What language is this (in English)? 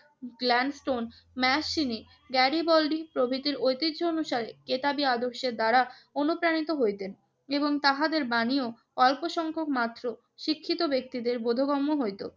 Bangla